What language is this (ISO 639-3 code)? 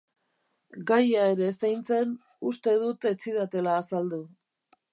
eus